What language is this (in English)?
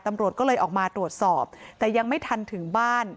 Thai